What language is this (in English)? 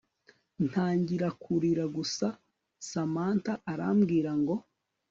Kinyarwanda